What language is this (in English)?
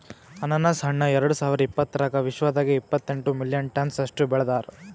Kannada